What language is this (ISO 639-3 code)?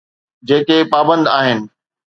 snd